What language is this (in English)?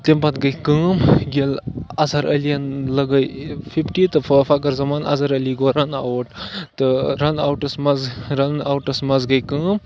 Kashmiri